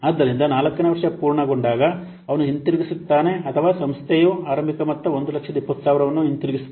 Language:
Kannada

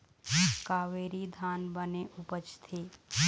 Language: Chhattisgarhi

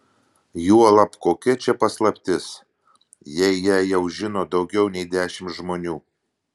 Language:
Lithuanian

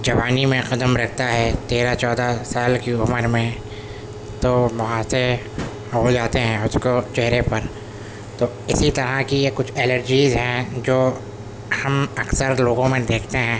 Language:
Urdu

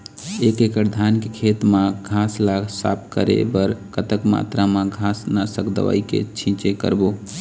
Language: Chhattisgarhi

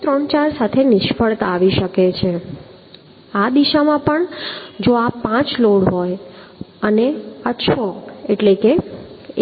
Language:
Gujarati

